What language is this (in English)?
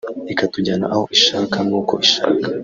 Kinyarwanda